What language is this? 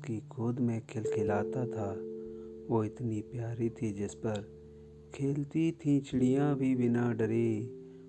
Hindi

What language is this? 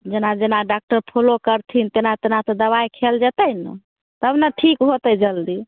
Maithili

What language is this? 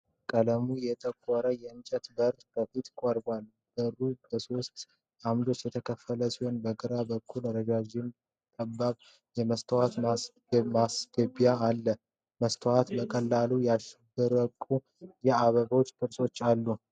Amharic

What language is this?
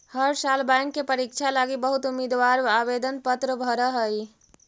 Magahi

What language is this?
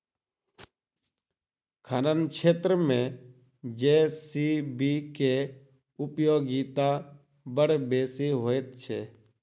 Maithili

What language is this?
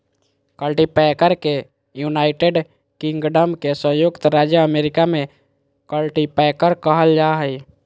Magahi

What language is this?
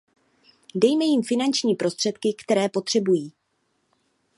Czech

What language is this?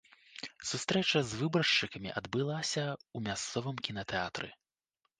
Belarusian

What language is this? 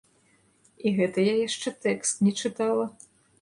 Belarusian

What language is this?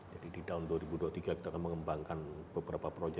Indonesian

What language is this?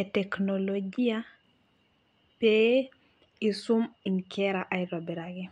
Masai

